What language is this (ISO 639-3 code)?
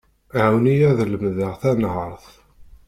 kab